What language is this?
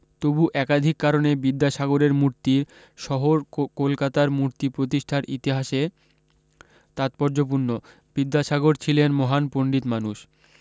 Bangla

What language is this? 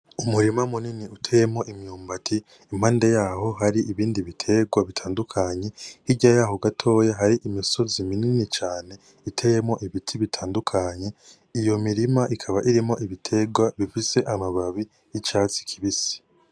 Rundi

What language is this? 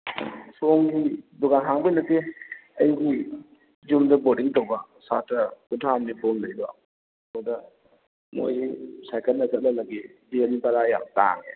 Manipuri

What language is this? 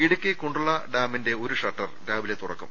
Malayalam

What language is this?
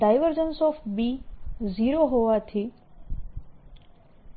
Gujarati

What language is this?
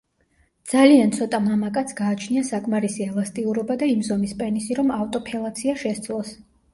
Georgian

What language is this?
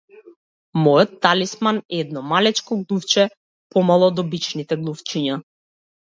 Macedonian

